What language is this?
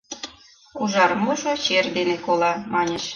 Mari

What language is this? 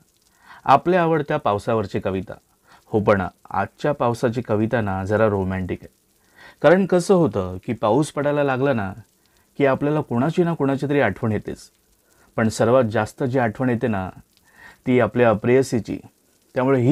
Marathi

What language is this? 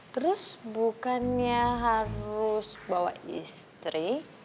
Indonesian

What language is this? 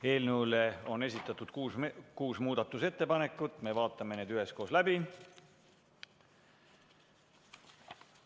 Estonian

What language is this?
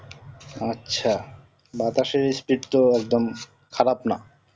Bangla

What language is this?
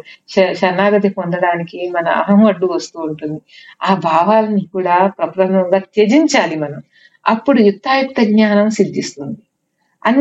Telugu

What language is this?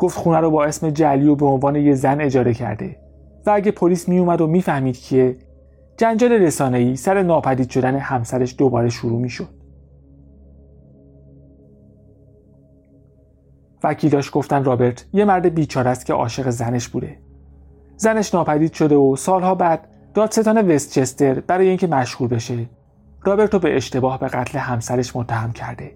Persian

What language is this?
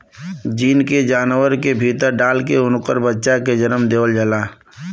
Bhojpuri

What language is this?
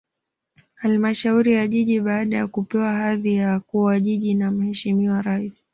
Swahili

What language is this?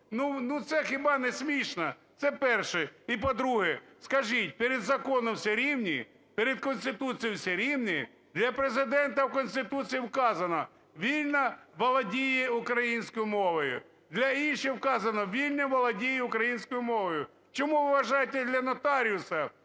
Ukrainian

